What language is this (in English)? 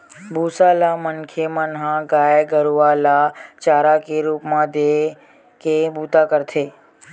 Chhattisgarhi